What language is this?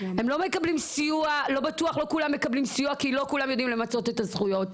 Hebrew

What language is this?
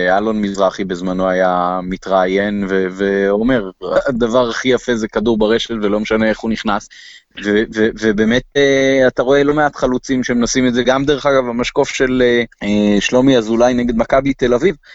Hebrew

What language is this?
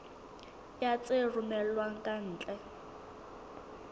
Southern Sotho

